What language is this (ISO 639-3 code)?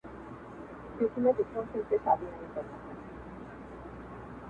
pus